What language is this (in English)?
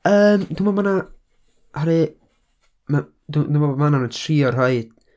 Welsh